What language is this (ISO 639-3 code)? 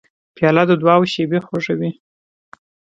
pus